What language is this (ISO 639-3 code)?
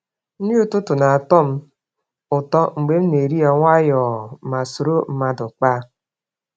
ibo